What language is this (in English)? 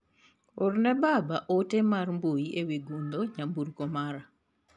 Luo (Kenya and Tanzania)